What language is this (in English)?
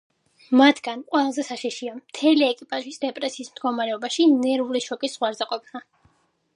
Georgian